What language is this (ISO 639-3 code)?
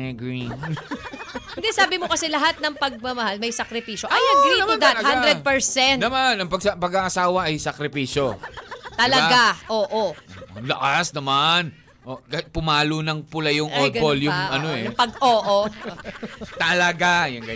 fil